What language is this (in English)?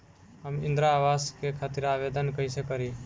Bhojpuri